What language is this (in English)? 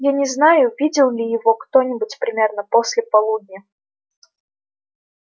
Russian